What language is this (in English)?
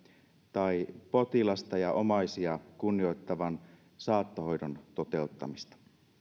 Finnish